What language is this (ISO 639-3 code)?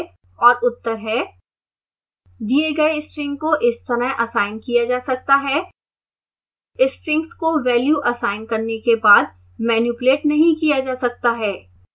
hin